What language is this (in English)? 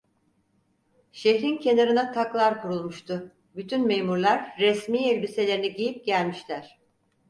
Turkish